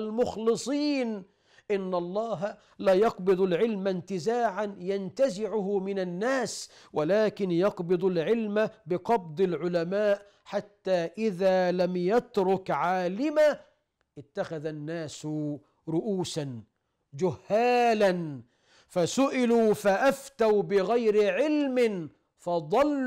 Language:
Arabic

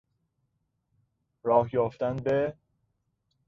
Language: Persian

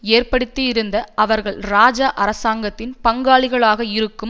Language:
Tamil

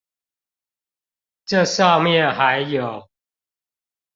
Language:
Chinese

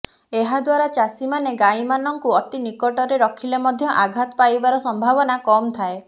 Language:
Odia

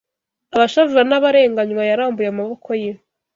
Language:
Kinyarwanda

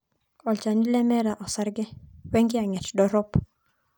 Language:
Masai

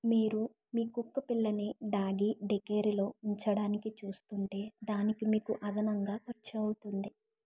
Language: Telugu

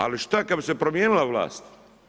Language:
Croatian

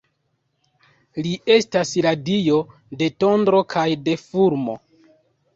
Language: Esperanto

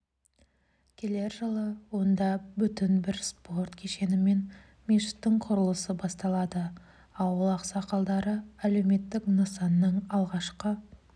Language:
Kazakh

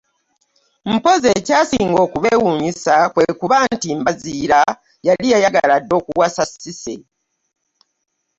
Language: Ganda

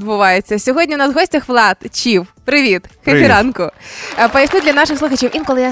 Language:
Ukrainian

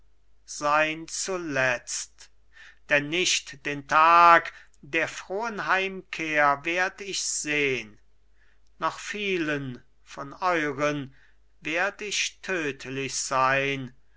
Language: German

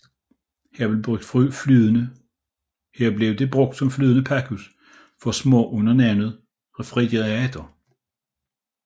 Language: Danish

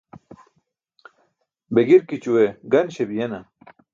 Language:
Burushaski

